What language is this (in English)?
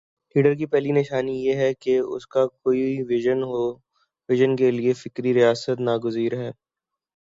Urdu